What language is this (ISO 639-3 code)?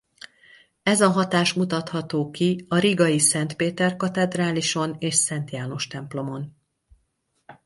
hun